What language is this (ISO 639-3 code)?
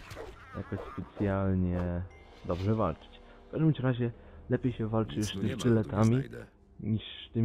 pol